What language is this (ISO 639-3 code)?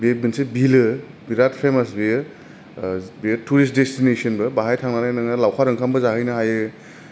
brx